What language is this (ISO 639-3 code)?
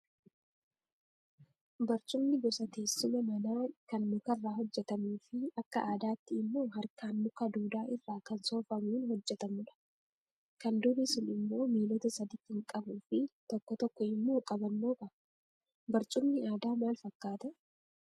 orm